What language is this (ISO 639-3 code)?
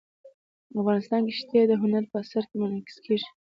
pus